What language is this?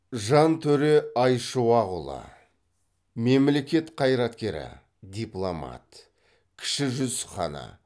Kazakh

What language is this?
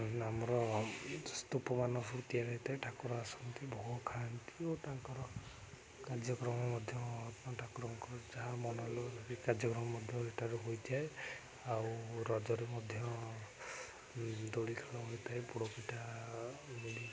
Odia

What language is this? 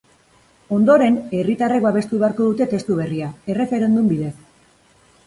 Basque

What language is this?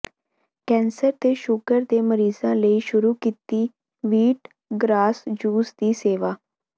Punjabi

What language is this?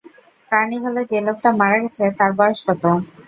Bangla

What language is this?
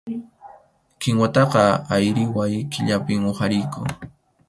Arequipa-La Unión Quechua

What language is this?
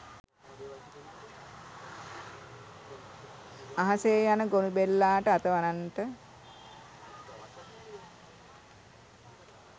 Sinhala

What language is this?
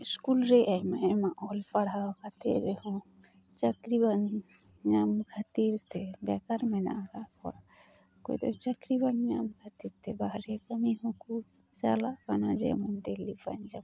Santali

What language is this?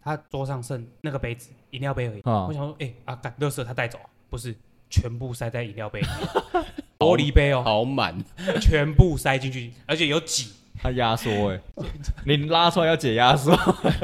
Chinese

